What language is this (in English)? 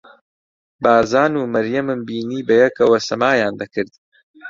Central Kurdish